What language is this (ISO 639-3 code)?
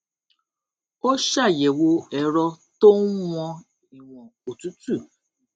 yor